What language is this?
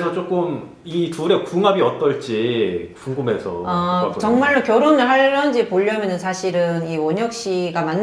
Korean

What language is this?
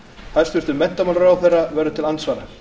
Icelandic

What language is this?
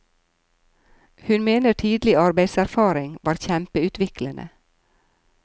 Norwegian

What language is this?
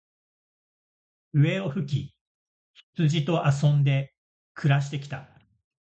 Japanese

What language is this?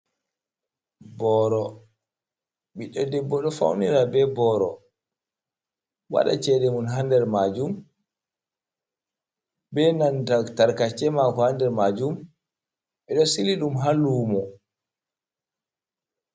Fula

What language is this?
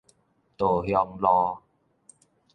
Min Nan Chinese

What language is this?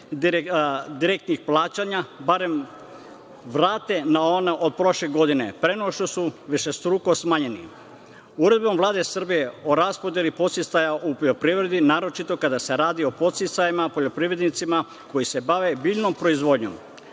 Serbian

